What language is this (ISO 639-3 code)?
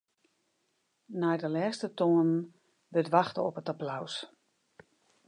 fry